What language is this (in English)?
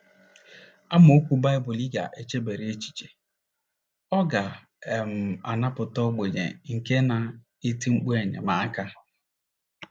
Igbo